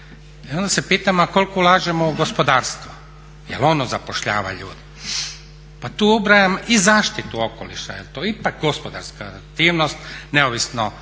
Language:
Croatian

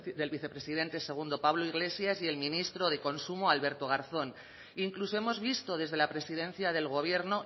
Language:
Spanish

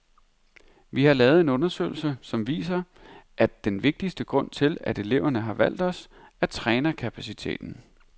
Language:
Danish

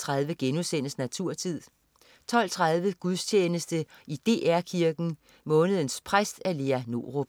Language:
Danish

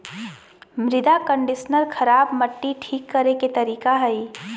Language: Magahi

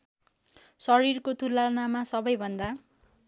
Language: Nepali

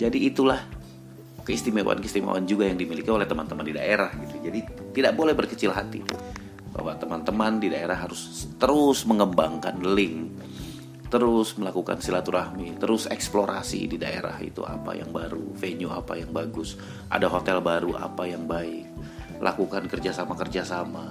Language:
Indonesian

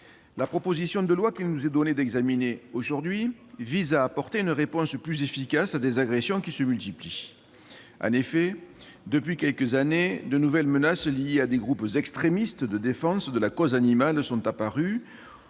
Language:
French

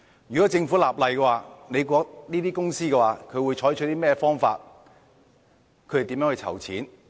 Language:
Cantonese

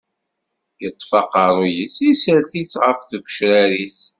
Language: Kabyle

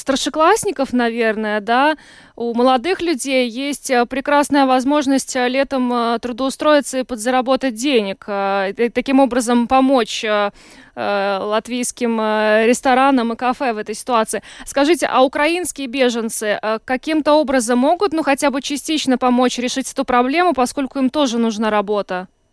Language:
Russian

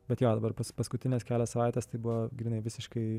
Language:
Lithuanian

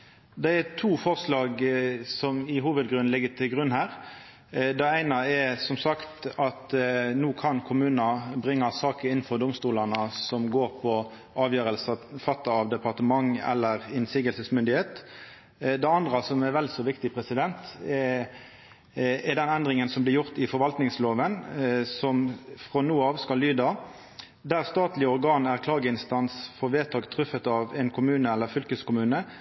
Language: Norwegian Nynorsk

